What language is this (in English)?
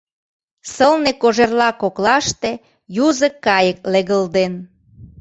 Mari